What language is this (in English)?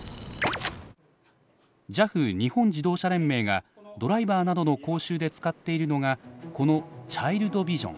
Japanese